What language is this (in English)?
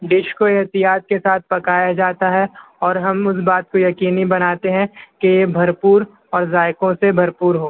Urdu